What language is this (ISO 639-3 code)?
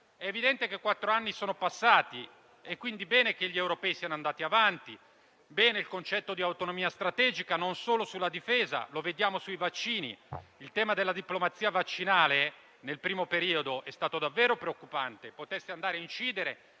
ita